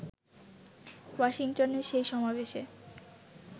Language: Bangla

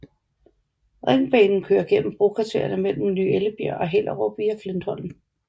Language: Danish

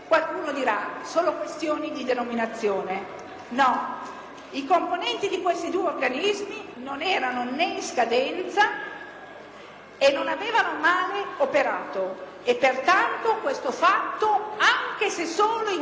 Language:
Italian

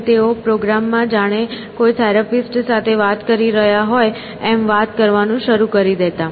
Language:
Gujarati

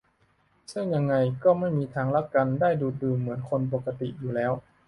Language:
Thai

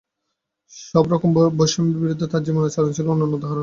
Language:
Bangla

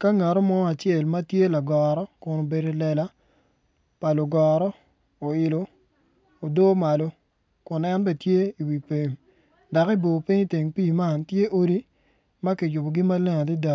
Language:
Acoli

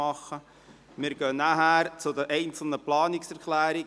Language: Swiss German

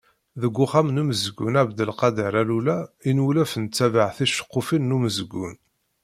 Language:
Kabyle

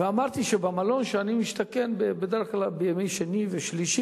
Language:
Hebrew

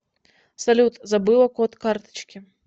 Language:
Russian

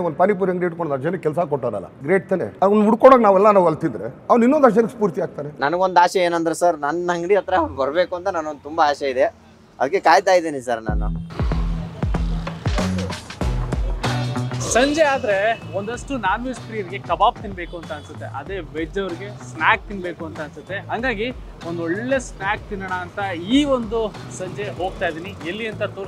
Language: Kannada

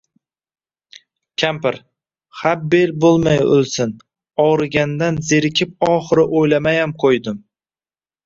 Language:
Uzbek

